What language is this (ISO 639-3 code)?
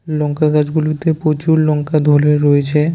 ben